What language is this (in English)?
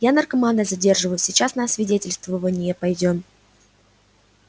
Russian